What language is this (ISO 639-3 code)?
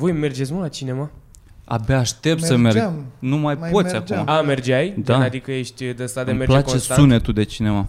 ron